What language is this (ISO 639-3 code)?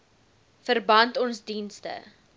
afr